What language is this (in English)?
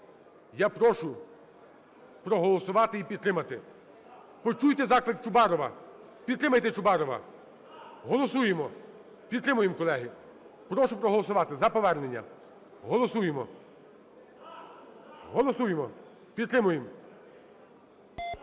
Ukrainian